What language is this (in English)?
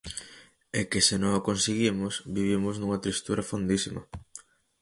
Galician